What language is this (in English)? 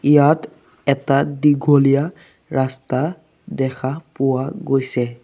Assamese